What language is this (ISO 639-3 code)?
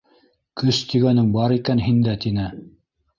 bak